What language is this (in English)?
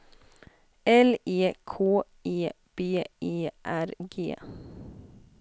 Swedish